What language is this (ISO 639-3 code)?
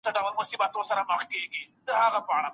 pus